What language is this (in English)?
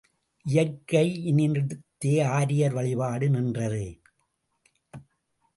Tamil